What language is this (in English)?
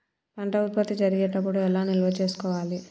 Telugu